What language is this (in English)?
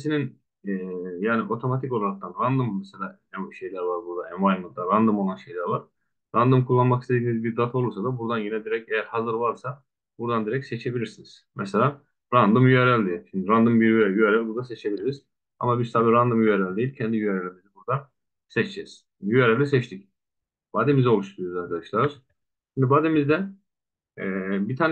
Turkish